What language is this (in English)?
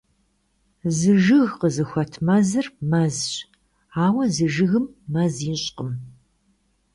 Kabardian